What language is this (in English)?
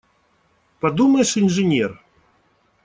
Russian